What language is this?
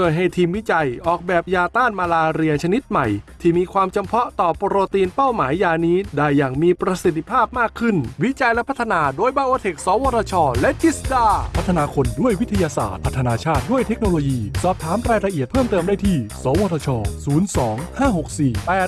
Thai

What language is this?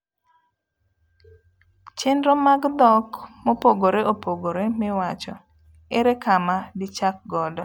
Luo (Kenya and Tanzania)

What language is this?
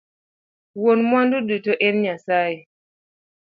Luo (Kenya and Tanzania)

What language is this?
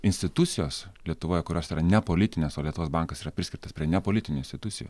Lithuanian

